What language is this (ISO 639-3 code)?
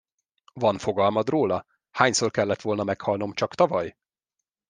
hun